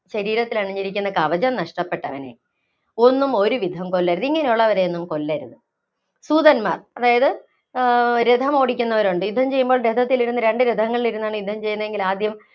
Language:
Malayalam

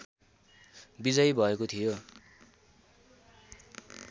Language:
Nepali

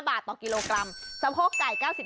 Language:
Thai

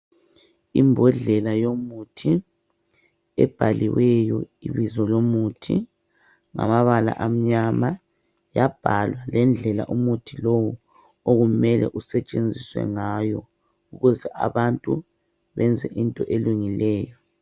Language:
North Ndebele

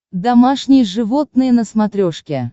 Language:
Russian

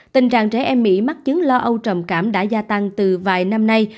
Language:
Vietnamese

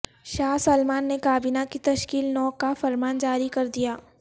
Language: Urdu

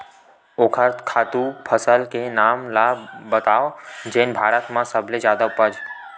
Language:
Chhattisgarhi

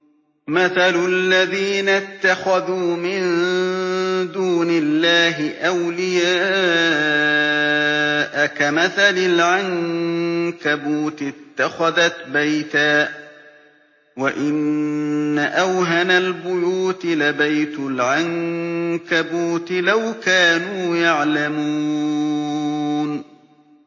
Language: Arabic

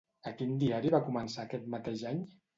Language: Catalan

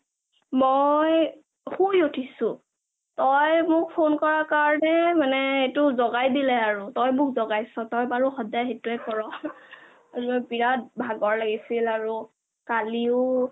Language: Assamese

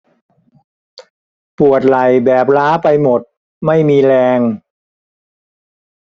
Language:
Thai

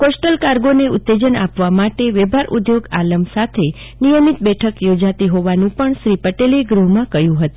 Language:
Gujarati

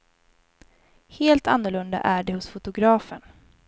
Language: Swedish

